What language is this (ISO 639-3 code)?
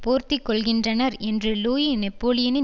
tam